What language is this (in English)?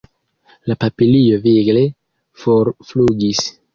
Esperanto